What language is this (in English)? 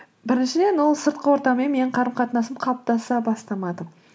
Kazakh